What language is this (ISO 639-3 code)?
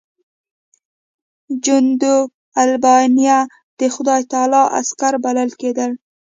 pus